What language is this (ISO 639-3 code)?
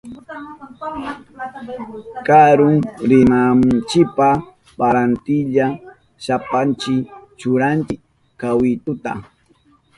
qup